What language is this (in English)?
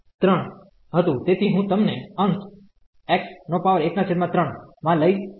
Gujarati